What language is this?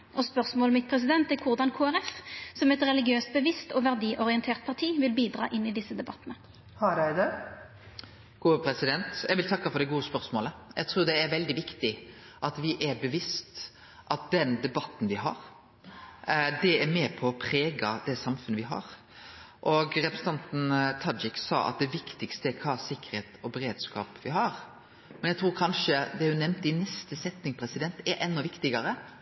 Norwegian Nynorsk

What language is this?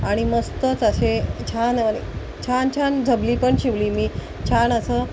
Marathi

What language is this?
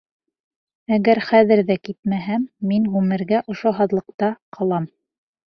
Bashkir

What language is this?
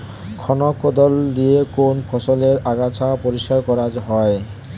Bangla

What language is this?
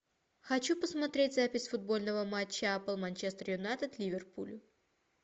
Russian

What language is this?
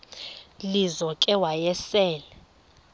Xhosa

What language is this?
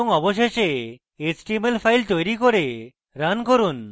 Bangla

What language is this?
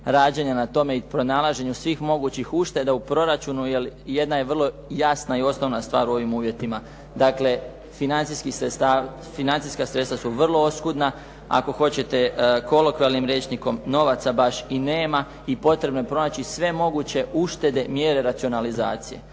Croatian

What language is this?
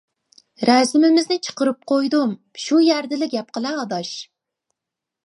Uyghur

